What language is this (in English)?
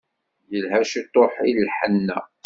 Kabyle